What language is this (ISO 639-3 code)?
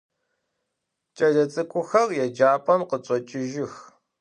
ady